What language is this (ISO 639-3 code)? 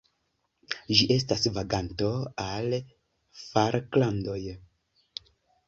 epo